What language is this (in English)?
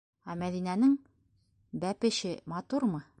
Bashkir